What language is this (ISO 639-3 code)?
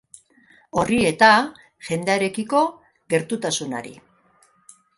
eus